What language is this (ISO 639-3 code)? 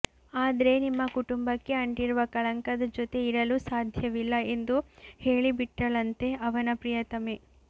kan